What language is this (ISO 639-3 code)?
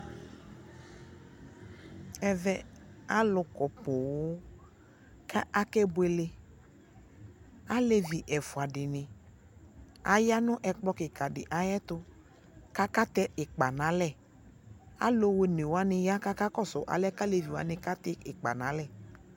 kpo